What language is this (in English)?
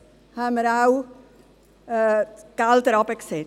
Swiss German